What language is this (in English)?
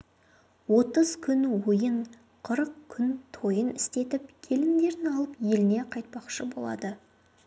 Kazakh